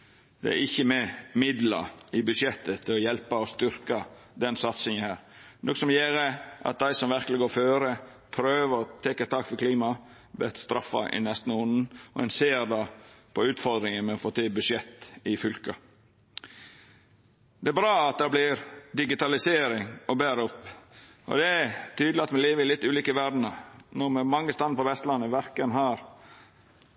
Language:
Norwegian Nynorsk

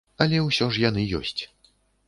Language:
Belarusian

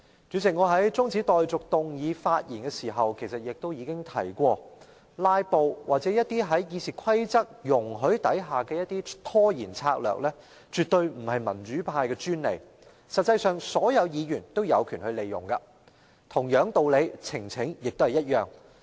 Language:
Cantonese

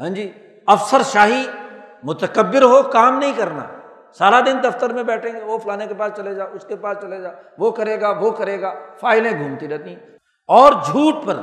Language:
Urdu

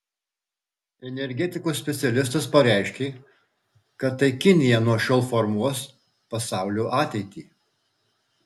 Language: Lithuanian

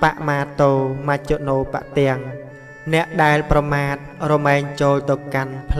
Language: Vietnamese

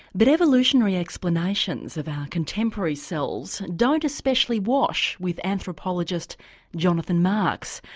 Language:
English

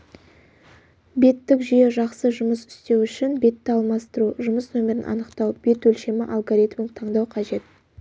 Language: Kazakh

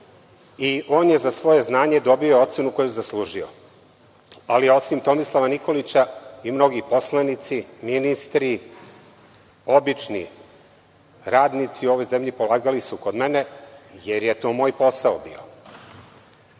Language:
Serbian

